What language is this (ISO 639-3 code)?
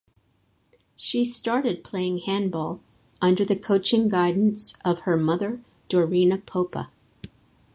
eng